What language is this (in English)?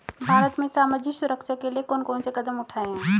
Hindi